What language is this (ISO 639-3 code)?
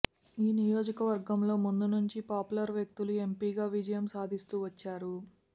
tel